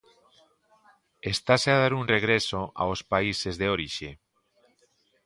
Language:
Galician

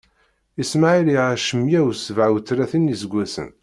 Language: Kabyle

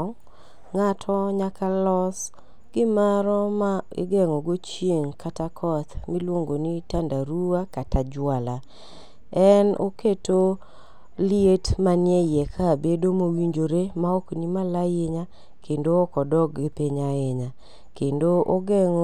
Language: Luo (Kenya and Tanzania)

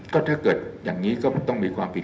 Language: Thai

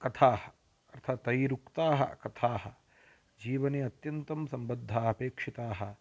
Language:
Sanskrit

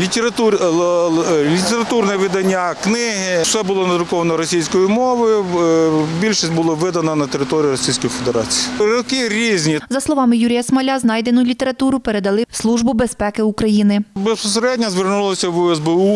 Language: Ukrainian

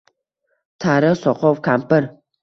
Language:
Uzbek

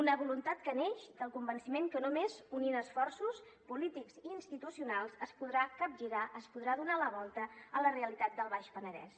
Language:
Catalan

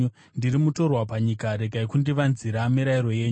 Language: Shona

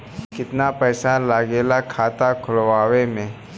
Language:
Bhojpuri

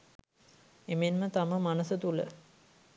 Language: Sinhala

